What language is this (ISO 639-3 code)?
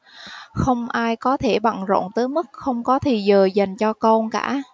vie